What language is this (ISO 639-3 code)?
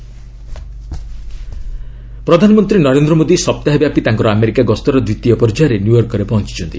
ori